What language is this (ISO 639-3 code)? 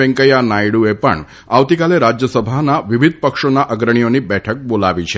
guj